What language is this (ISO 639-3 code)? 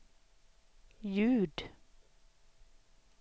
swe